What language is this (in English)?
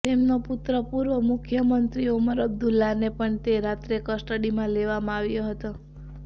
Gujarati